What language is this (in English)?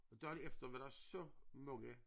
Danish